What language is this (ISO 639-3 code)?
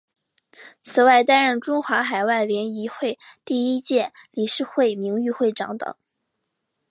zho